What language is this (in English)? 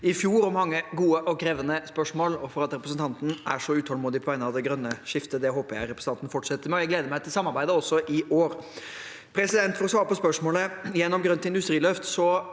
Norwegian